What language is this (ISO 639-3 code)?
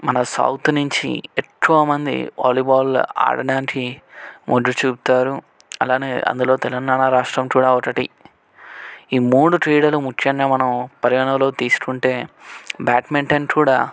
tel